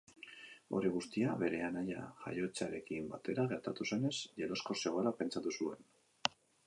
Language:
Basque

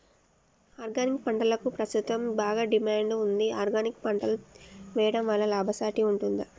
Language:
Telugu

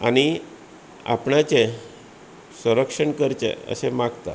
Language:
Konkani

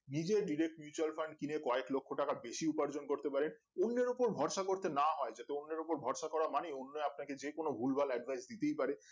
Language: Bangla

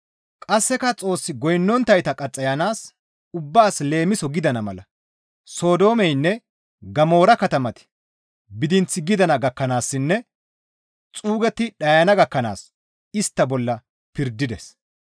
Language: Gamo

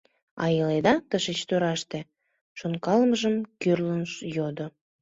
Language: Mari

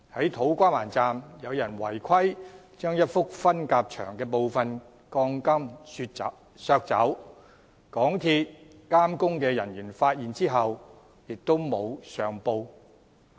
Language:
Cantonese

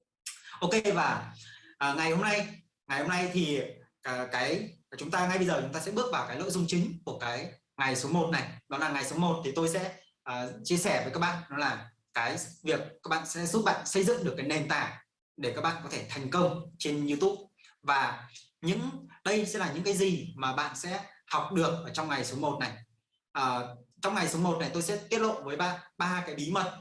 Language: Vietnamese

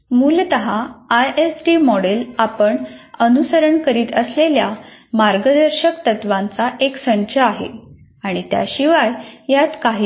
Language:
Marathi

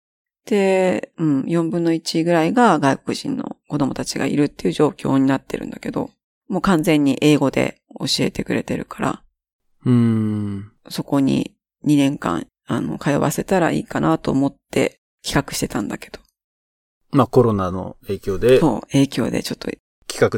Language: Japanese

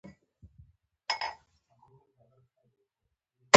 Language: Pashto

